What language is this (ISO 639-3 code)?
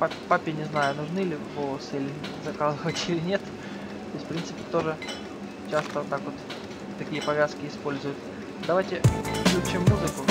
rus